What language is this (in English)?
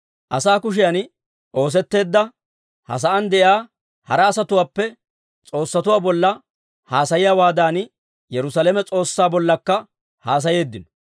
Dawro